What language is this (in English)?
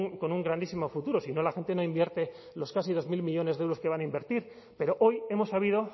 Spanish